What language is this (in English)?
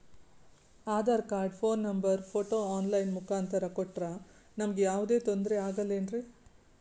Kannada